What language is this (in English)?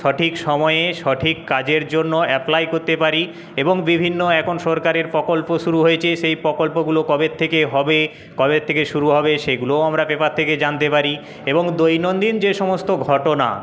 Bangla